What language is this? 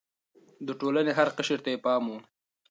Pashto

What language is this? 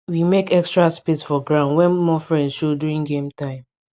Nigerian Pidgin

